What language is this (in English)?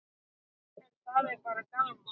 Icelandic